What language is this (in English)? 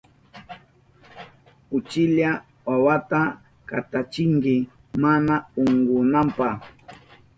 Southern Pastaza Quechua